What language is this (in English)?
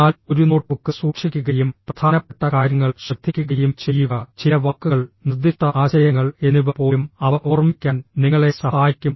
Malayalam